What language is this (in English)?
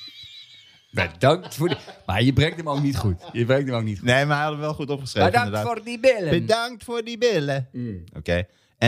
Dutch